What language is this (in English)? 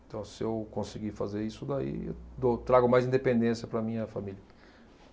Portuguese